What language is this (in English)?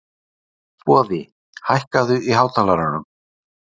Icelandic